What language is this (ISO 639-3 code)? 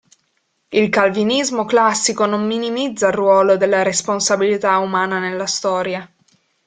ita